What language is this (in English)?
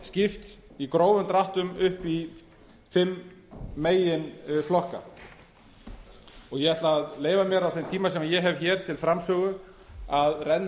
Icelandic